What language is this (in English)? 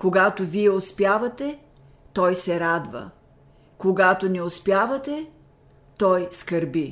Bulgarian